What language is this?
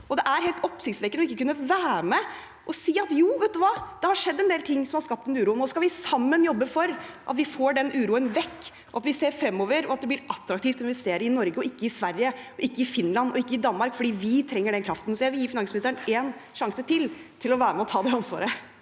Norwegian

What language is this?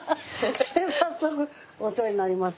Japanese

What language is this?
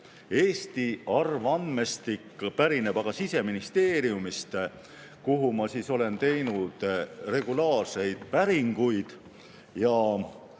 Estonian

